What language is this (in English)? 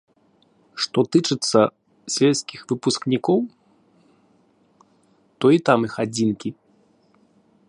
Belarusian